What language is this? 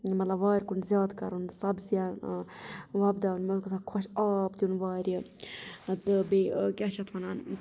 Kashmiri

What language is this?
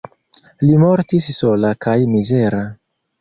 Esperanto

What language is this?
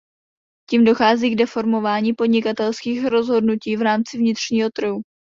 Czech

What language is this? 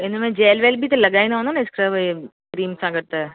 Sindhi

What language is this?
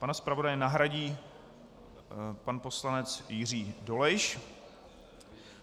Czech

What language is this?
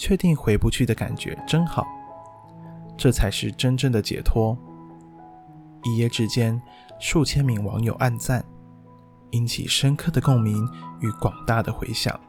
Chinese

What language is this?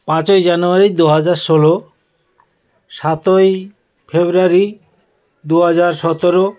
Bangla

